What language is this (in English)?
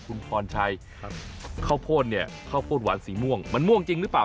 Thai